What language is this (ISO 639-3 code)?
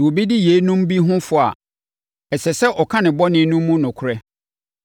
aka